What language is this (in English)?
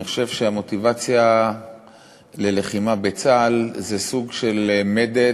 Hebrew